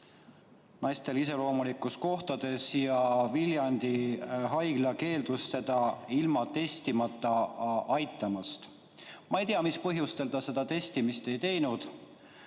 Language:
Estonian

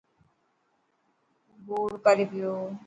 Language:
Dhatki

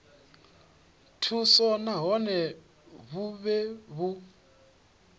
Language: Venda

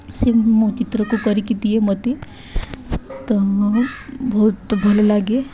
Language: Odia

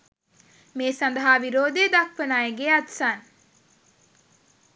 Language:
Sinhala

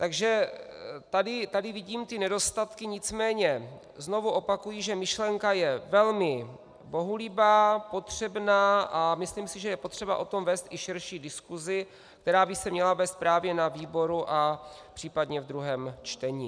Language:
Czech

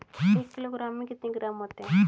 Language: Hindi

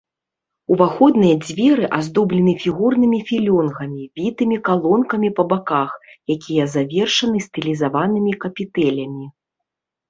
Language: Belarusian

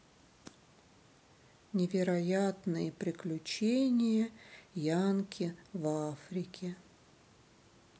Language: Russian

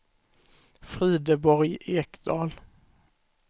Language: Swedish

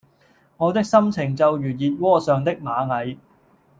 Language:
Cantonese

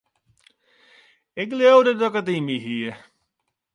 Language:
Western Frisian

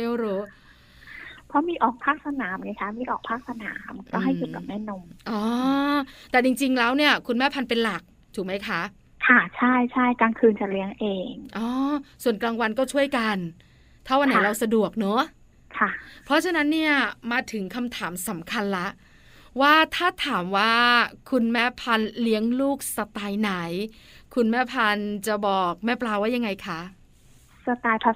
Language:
Thai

